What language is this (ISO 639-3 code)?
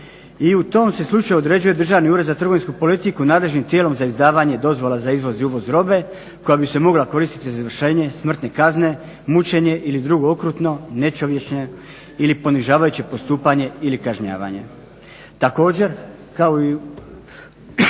hrv